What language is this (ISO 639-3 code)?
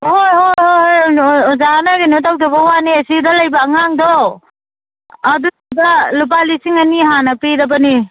mni